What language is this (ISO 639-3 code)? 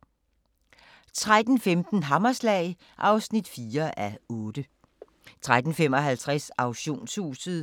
dan